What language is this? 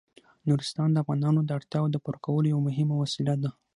Pashto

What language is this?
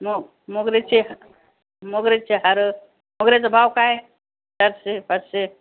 Marathi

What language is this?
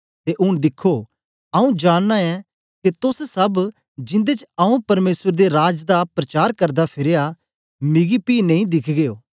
Dogri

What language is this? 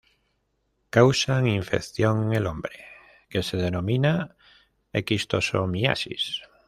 Spanish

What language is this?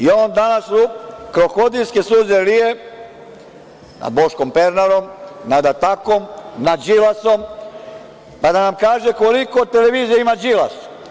Serbian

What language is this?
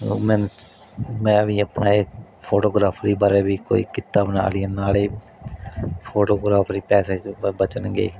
Punjabi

